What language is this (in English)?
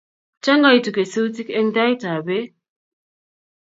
Kalenjin